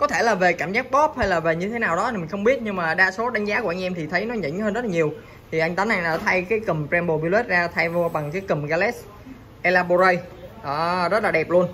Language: Vietnamese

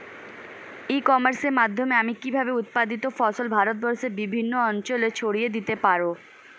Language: Bangla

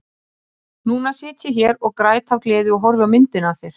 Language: Icelandic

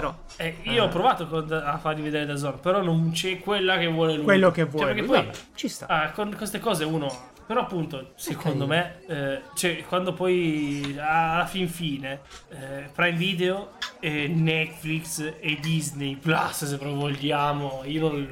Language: Italian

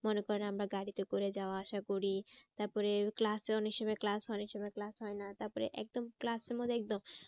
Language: Bangla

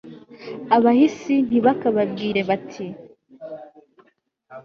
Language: Kinyarwanda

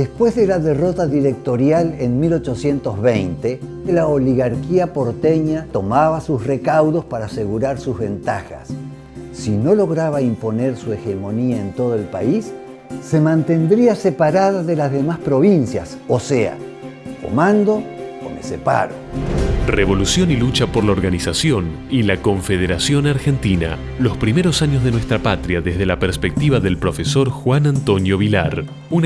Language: Spanish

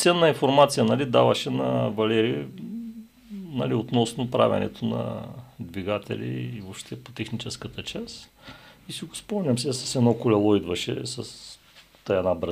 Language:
Bulgarian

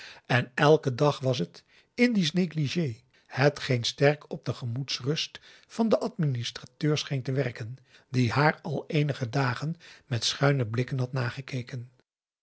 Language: Dutch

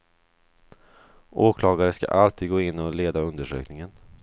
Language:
Swedish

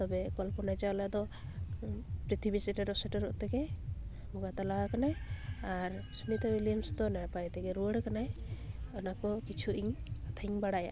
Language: Santali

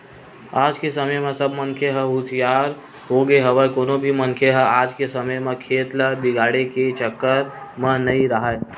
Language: Chhattisgarhi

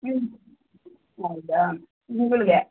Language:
Kannada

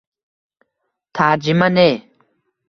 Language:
Uzbek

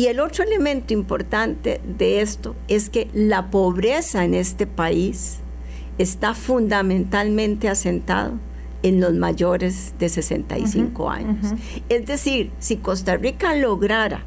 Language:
Spanish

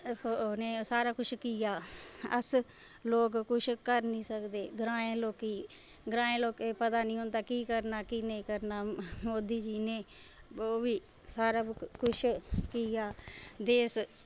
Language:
Dogri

